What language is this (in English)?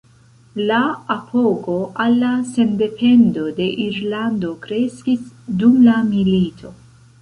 Esperanto